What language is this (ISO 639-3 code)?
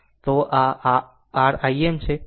guj